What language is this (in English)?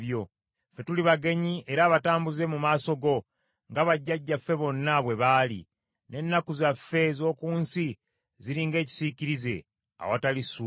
Ganda